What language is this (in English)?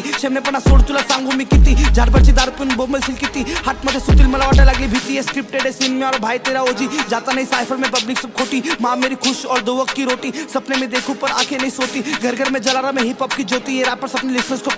Italian